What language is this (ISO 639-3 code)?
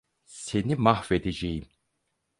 tur